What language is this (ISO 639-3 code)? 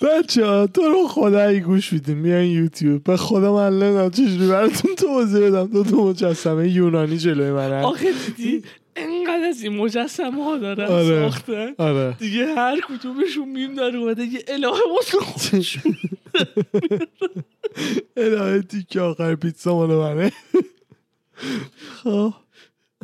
fas